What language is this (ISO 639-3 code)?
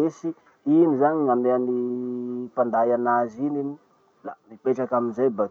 msh